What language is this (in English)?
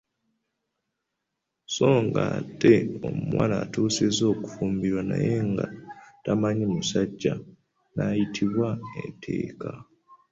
Ganda